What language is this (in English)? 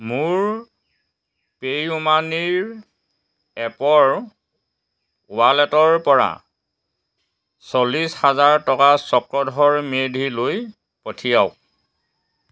Assamese